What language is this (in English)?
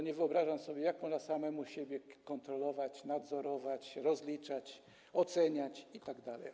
Polish